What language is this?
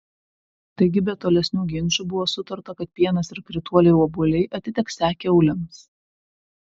Lithuanian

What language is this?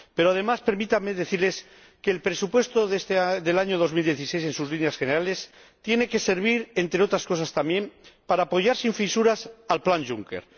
Spanish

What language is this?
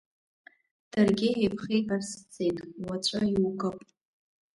Abkhazian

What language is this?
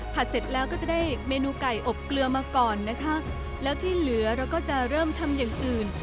Thai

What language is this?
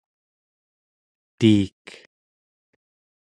Central Yupik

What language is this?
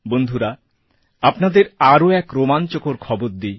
Bangla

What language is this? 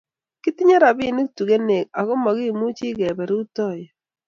Kalenjin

